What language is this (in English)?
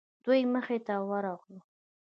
Pashto